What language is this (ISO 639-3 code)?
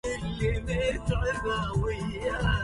ara